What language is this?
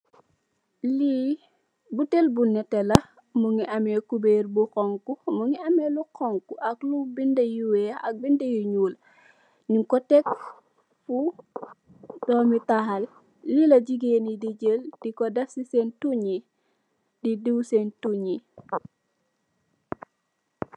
Wolof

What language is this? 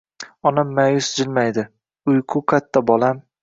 Uzbek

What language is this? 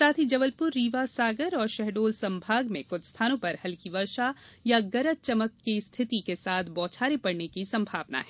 Hindi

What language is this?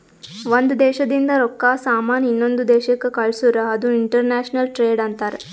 Kannada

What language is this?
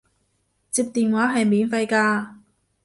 Cantonese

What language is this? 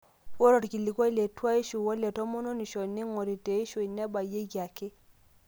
Masai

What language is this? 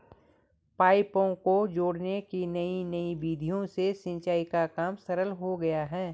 Hindi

